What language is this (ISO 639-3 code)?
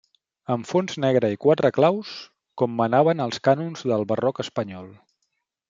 cat